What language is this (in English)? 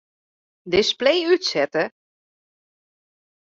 Western Frisian